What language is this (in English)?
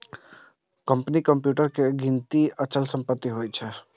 Maithili